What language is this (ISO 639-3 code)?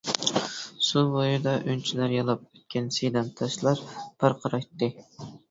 uig